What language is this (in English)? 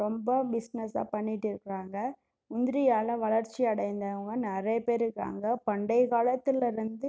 Tamil